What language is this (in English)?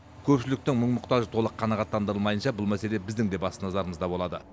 Kazakh